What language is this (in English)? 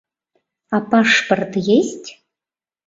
Mari